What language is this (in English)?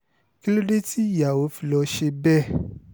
Yoruba